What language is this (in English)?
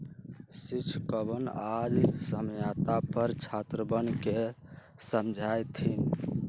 Magahi